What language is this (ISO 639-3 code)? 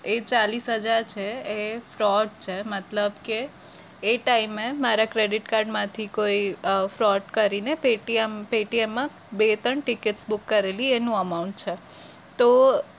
guj